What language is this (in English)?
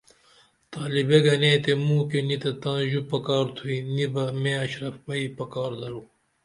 Dameli